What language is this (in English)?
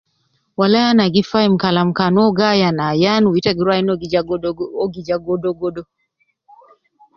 Nubi